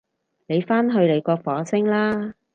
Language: Cantonese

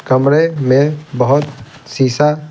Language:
Hindi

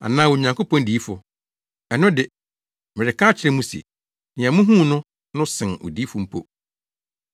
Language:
Akan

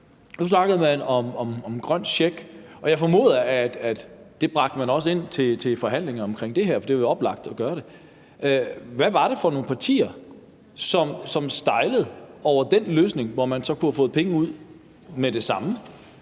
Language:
Danish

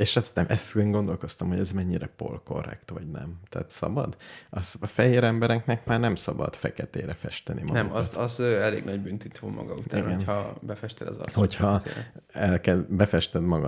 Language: Hungarian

